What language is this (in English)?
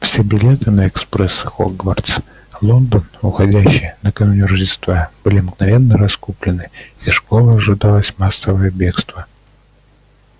Russian